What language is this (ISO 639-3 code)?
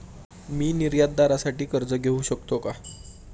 mar